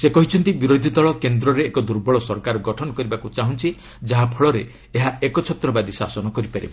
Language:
Odia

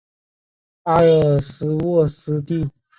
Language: Chinese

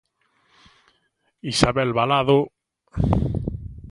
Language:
Galician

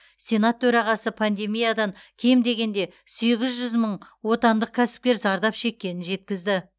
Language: Kazakh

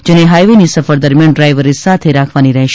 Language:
Gujarati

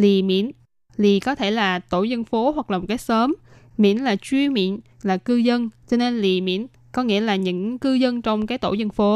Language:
Vietnamese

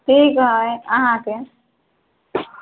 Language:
Maithili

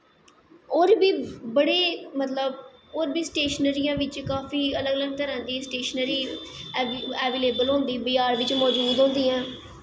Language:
Dogri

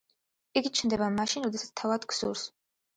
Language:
Georgian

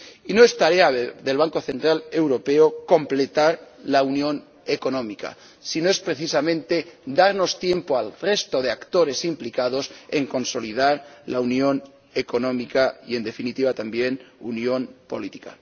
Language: Spanish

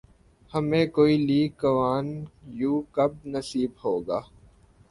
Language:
Urdu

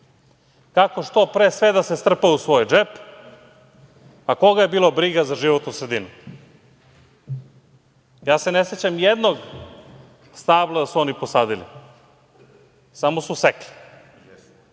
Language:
Serbian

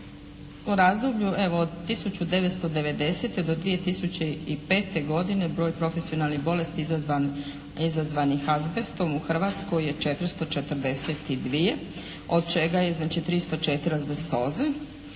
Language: Croatian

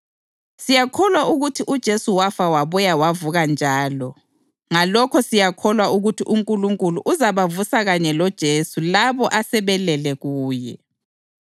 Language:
North Ndebele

